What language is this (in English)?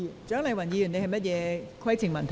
Cantonese